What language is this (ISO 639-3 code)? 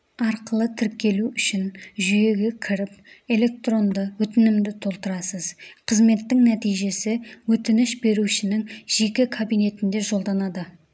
kaz